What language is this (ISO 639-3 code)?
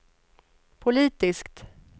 swe